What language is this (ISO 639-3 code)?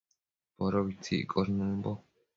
mcf